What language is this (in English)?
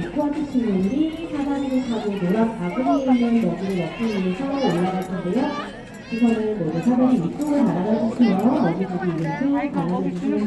Korean